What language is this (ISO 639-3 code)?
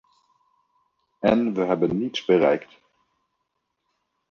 nld